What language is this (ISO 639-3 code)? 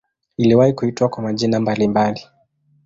swa